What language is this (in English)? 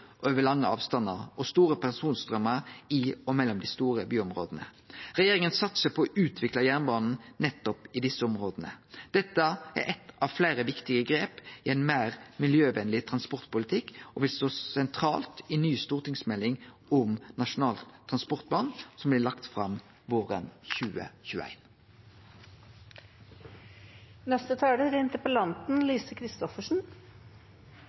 Norwegian Nynorsk